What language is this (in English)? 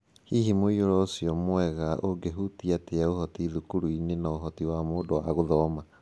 Kikuyu